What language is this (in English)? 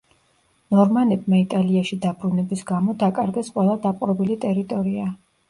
Georgian